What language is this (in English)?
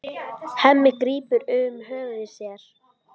Icelandic